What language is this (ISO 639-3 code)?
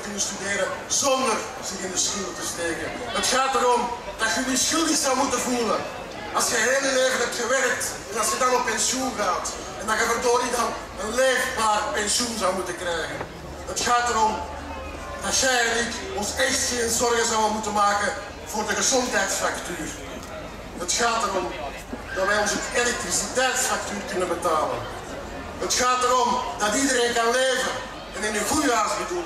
nld